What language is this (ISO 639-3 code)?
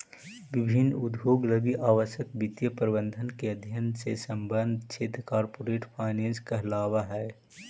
mag